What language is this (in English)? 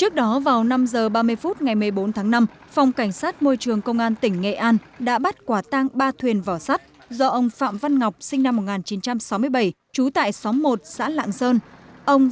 Vietnamese